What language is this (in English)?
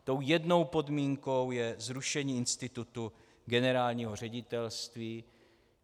Czech